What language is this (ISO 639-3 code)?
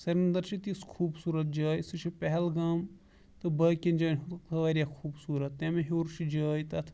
kas